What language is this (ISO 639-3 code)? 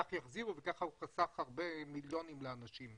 heb